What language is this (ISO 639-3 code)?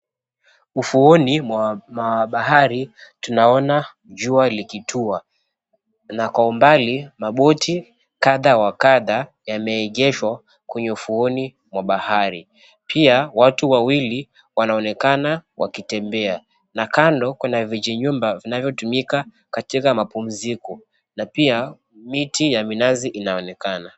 swa